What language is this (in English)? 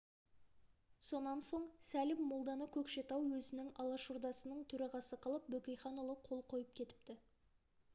Kazakh